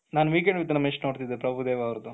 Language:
Kannada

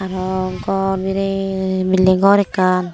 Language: Chakma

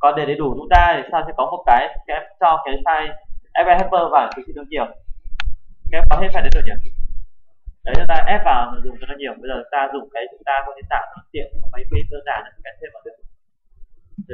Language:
Vietnamese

